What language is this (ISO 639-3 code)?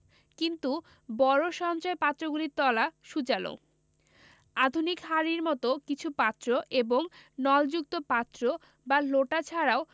ben